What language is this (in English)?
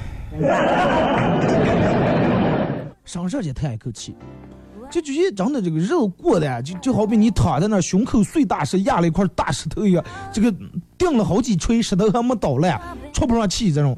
Chinese